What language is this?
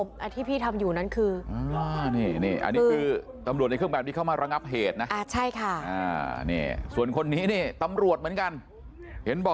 Thai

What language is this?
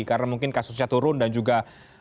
Indonesian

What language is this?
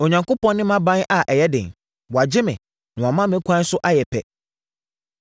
Akan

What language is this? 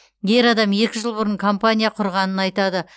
Kazakh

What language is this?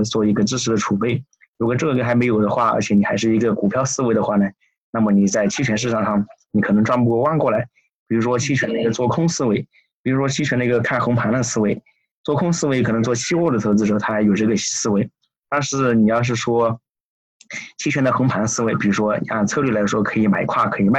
Chinese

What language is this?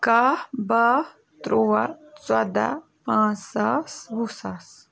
Kashmiri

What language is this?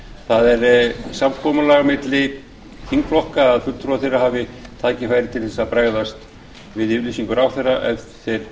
Icelandic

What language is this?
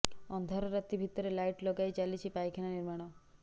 Odia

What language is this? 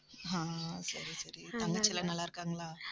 Tamil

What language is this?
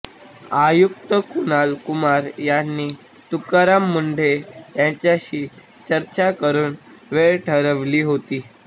Marathi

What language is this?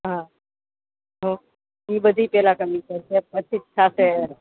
Gujarati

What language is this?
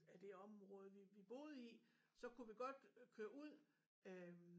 Danish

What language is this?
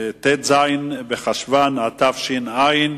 Hebrew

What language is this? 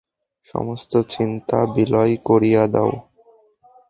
Bangla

